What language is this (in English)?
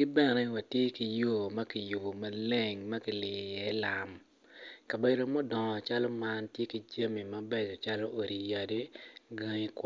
Acoli